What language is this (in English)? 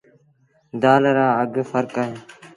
Sindhi Bhil